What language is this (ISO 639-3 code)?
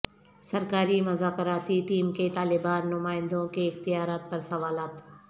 urd